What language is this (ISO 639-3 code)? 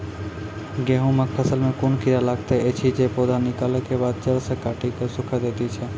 mai